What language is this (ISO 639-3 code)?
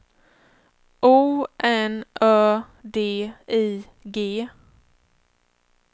swe